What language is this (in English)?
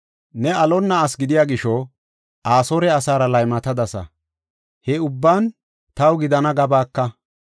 Gofa